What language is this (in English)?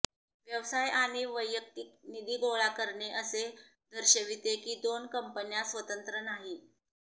Marathi